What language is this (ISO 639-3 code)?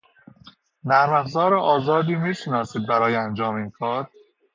fas